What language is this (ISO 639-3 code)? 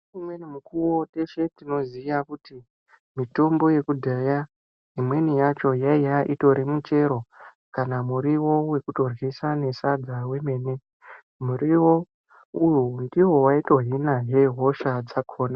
ndc